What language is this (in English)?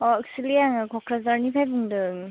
Bodo